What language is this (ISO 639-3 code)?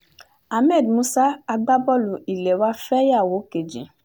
yor